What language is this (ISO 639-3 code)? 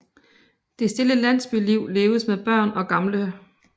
dan